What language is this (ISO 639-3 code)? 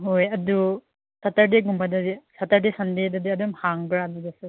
mni